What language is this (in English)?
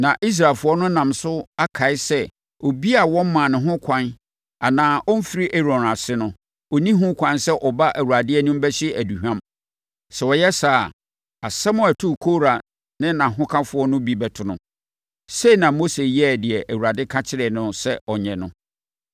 Akan